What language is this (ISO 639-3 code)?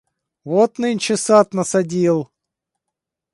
rus